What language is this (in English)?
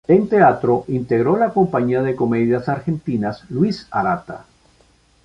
Spanish